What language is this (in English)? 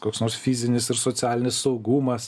Lithuanian